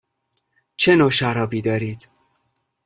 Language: Persian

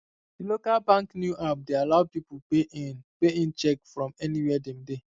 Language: Nigerian Pidgin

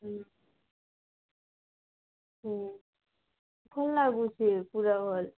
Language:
Odia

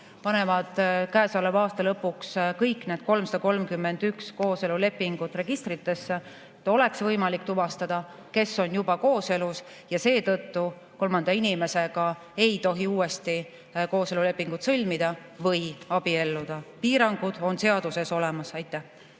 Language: Estonian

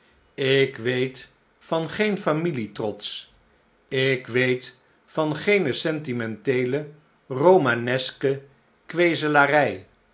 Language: Dutch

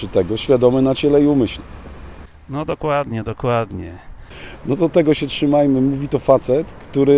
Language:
Polish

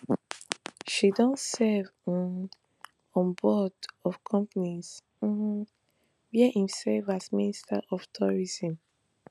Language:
Nigerian Pidgin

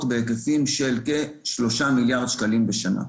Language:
Hebrew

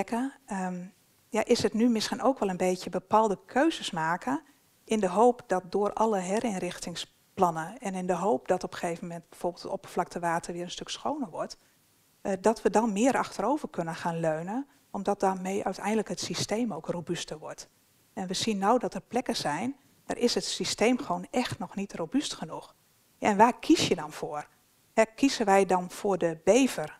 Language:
Dutch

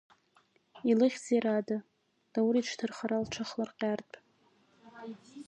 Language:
Abkhazian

